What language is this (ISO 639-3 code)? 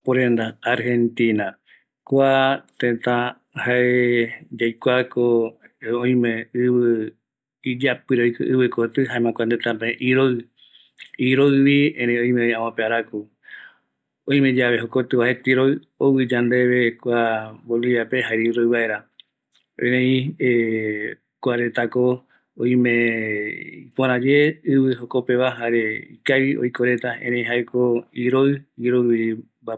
gui